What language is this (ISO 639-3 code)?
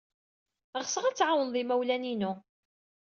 kab